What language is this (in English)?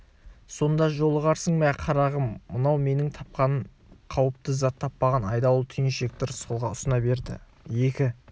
Kazakh